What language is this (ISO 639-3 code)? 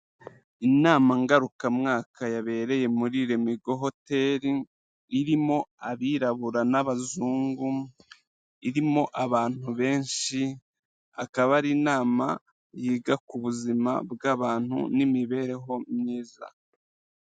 kin